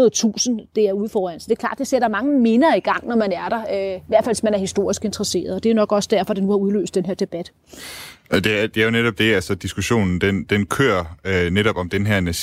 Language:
Danish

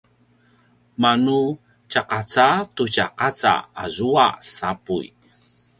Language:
Paiwan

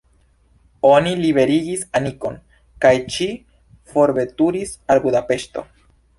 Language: Esperanto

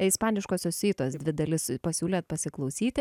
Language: Lithuanian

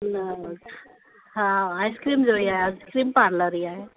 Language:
Sindhi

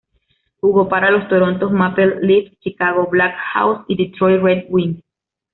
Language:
Spanish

